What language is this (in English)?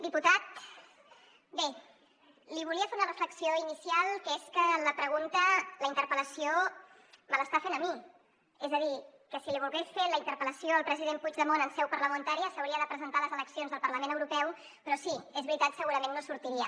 Catalan